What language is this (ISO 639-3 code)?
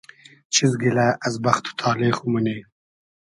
haz